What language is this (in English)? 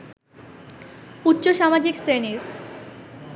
Bangla